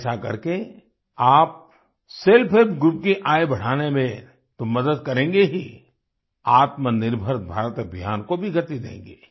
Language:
Hindi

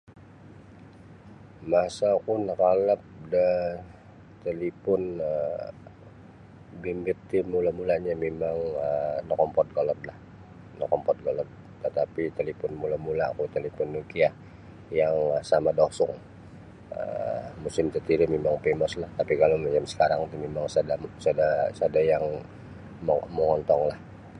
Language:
Sabah Bisaya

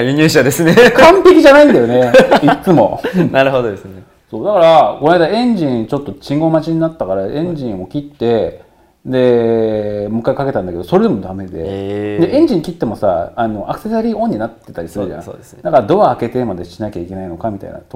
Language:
Japanese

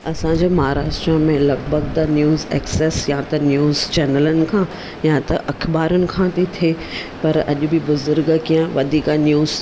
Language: Sindhi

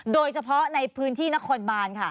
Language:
Thai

